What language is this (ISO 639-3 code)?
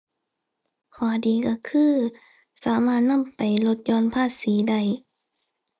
tha